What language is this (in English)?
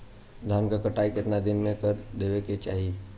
Bhojpuri